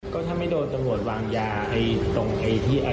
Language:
Thai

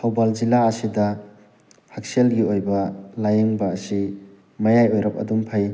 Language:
Manipuri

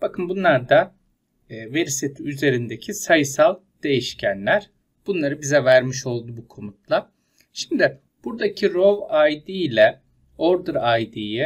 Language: Turkish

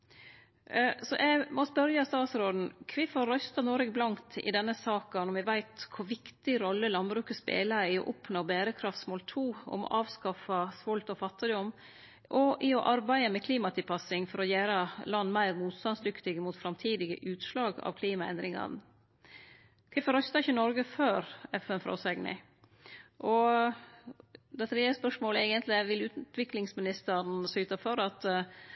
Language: Norwegian Nynorsk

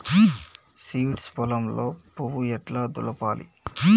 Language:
Telugu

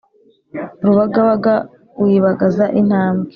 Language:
Kinyarwanda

